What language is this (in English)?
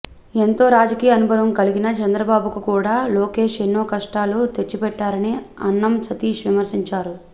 Telugu